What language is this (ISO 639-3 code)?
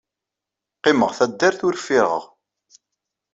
kab